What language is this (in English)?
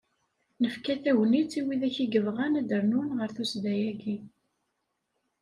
Kabyle